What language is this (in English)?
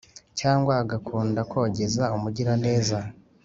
Kinyarwanda